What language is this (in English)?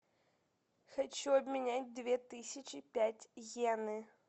Russian